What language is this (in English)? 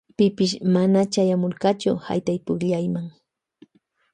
Loja Highland Quichua